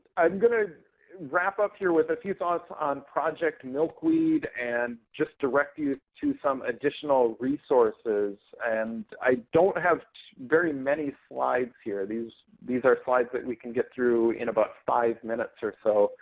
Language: English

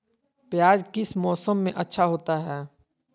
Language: Magahi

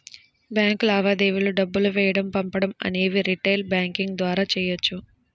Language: Telugu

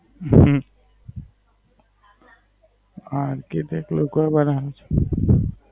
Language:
Gujarati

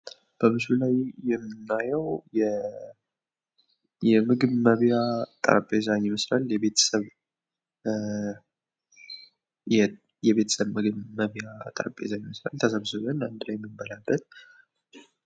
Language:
Amharic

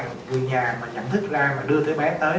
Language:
Vietnamese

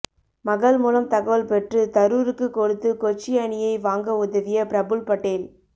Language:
Tamil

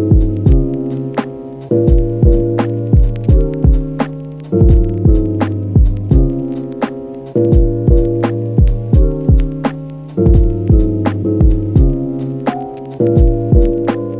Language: English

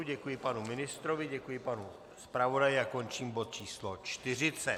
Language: Czech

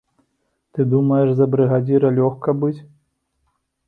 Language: Belarusian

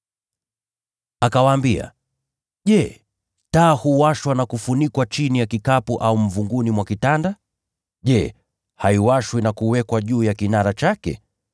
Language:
Swahili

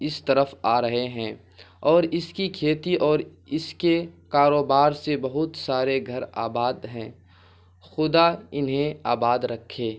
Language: Urdu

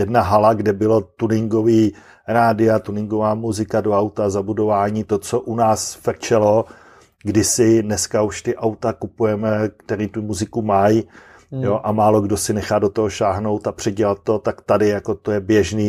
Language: Czech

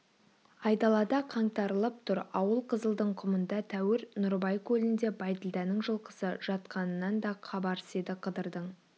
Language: Kazakh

